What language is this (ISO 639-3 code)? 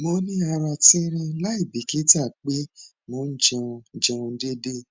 yor